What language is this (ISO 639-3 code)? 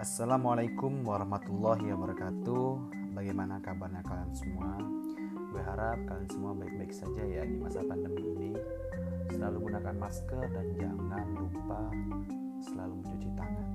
ind